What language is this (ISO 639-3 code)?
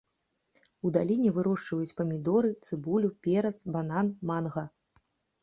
bel